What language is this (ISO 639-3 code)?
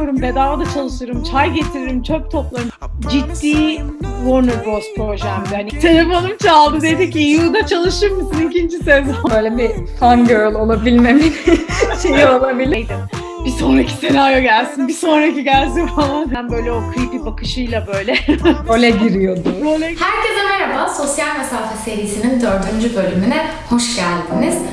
tur